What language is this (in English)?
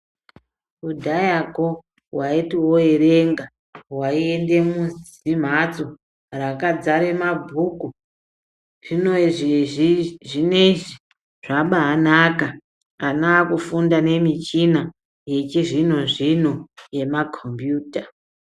Ndau